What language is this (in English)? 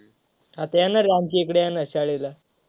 Marathi